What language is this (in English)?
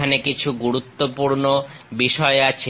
Bangla